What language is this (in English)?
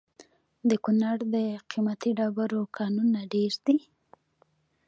Pashto